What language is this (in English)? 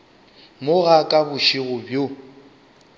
Northern Sotho